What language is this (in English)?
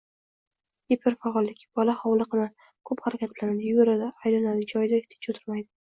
Uzbek